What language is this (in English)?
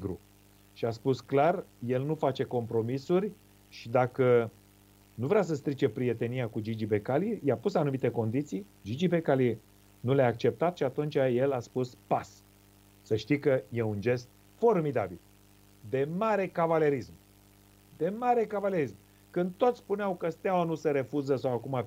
Romanian